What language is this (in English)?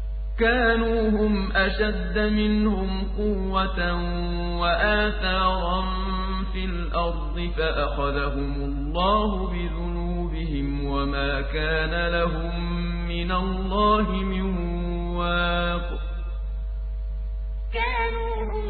Arabic